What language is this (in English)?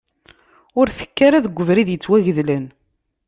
Kabyle